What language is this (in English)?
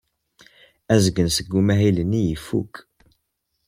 Kabyle